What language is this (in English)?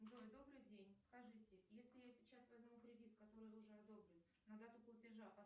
Russian